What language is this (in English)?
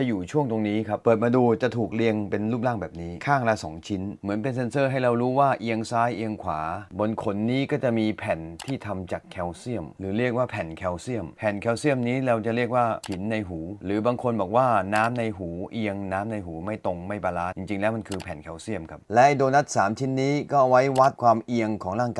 Thai